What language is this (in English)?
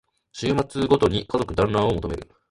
Japanese